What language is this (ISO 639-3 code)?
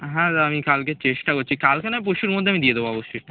ben